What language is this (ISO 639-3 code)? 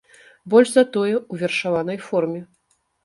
bel